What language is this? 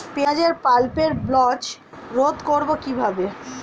Bangla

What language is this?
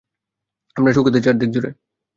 Bangla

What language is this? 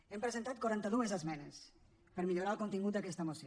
Catalan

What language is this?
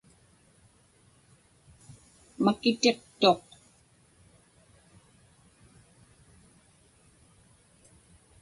Inupiaq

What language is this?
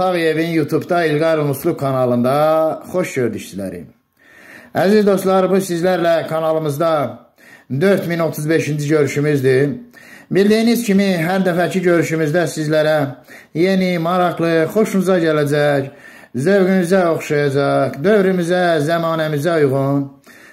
Turkish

